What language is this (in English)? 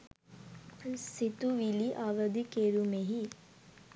Sinhala